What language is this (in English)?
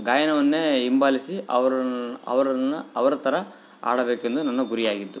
Kannada